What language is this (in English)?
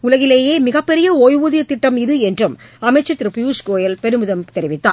Tamil